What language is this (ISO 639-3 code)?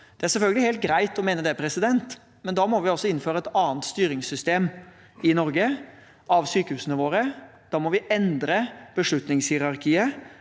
nor